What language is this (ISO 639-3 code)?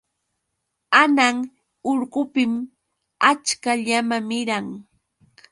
qux